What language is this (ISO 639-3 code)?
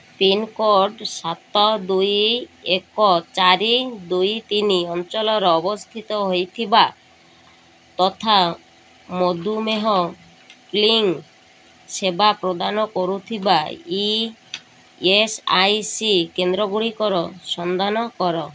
ori